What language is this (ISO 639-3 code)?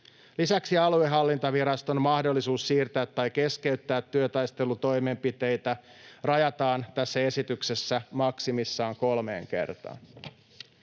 fin